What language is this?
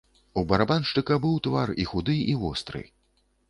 Belarusian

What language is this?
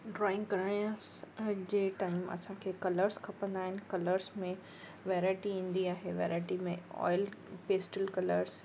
Sindhi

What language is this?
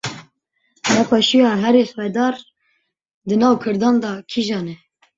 Kurdish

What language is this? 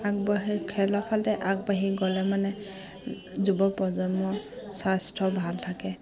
Assamese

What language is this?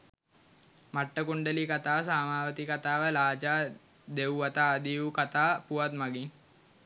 Sinhala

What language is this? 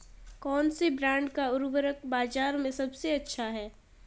Hindi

